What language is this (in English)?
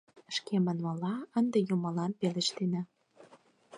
Mari